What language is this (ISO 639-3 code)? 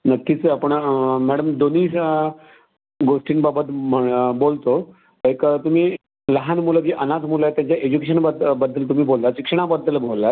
mar